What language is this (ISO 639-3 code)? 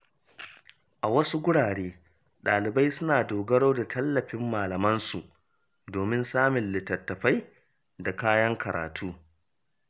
hau